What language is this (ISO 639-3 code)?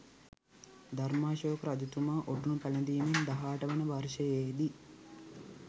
sin